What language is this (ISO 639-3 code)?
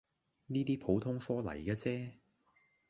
yue